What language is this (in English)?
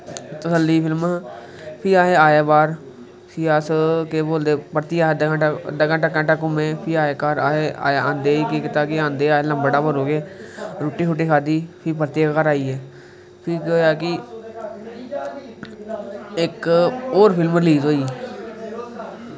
Dogri